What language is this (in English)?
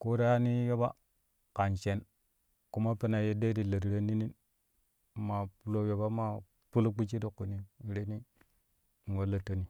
Kushi